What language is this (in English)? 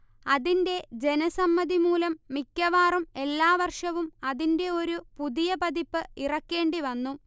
Malayalam